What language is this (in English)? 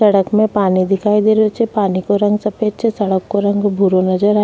Rajasthani